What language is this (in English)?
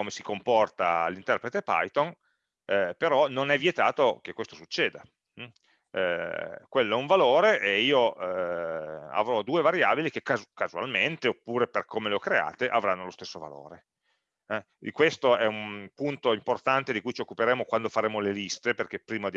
Italian